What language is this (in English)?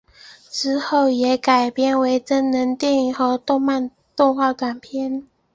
Chinese